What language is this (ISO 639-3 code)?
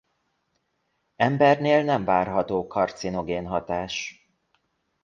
hun